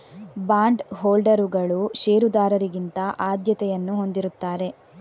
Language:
Kannada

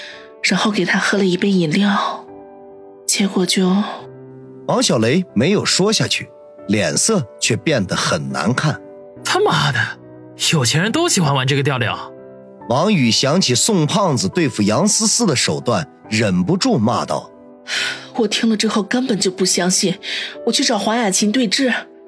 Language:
Chinese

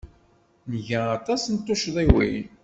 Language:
Kabyle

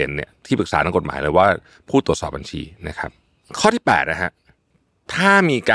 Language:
Thai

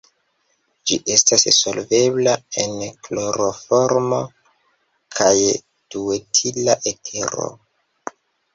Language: Esperanto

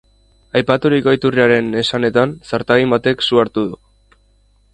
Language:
Basque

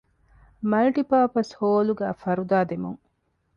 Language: Divehi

